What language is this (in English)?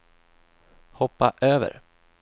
Swedish